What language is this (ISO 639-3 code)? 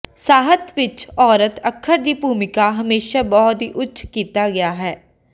pan